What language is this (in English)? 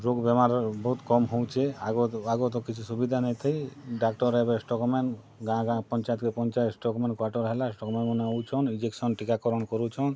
Odia